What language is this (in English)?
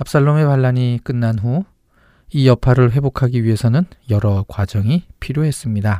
Korean